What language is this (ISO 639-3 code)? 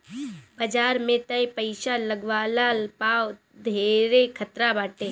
bho